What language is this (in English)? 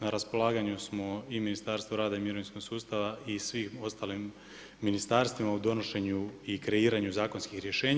Croatian